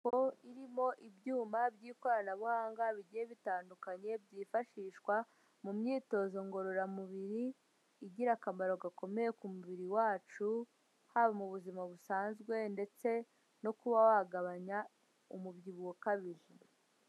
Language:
Kinyarwanda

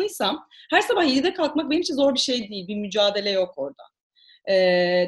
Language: Turkish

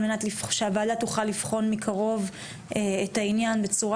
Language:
Hebrew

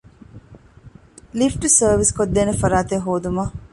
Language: Divehi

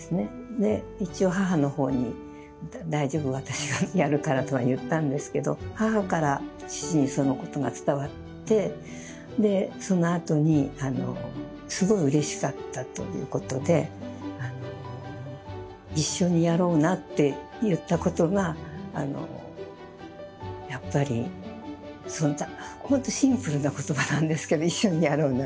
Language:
Japanese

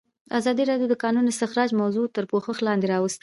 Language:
Pashto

